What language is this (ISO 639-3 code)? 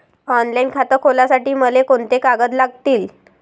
mar